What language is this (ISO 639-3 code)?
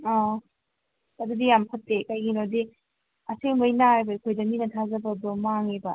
mni